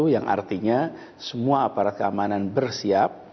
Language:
Indonesian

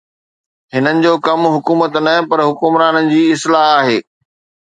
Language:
Sindhi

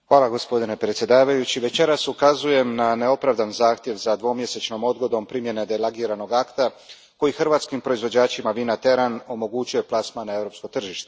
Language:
Croatian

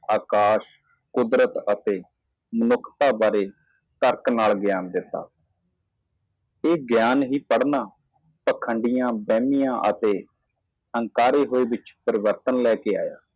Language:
Punjabi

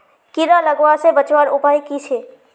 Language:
Magahi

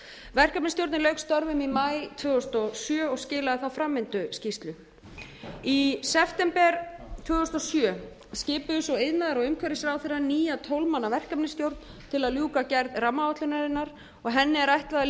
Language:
Icelandic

